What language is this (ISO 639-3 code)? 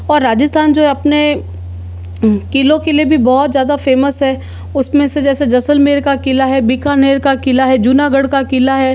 hin